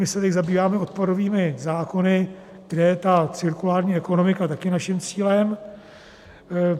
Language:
Czech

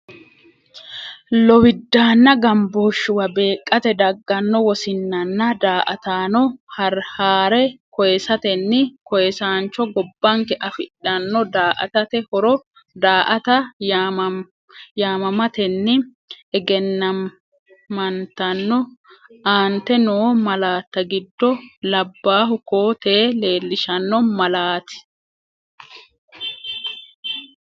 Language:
Sidamo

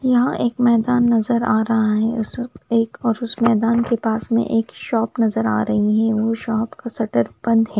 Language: Hindi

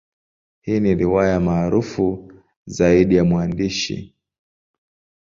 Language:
Swahili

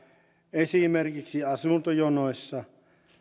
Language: Finnish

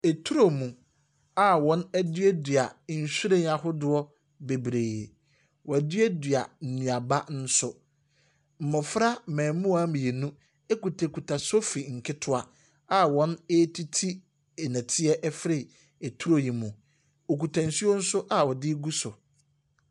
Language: Akan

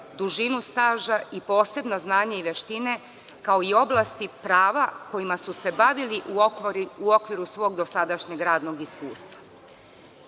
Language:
Serbian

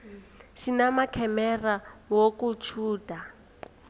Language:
South Ndebele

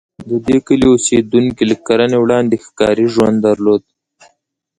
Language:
Pashto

